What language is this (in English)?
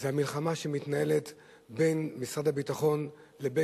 Hebrew